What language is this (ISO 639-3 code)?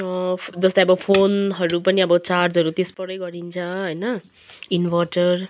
nep